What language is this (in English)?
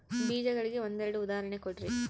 Kannada